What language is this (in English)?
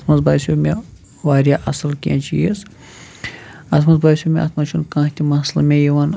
Kashmiri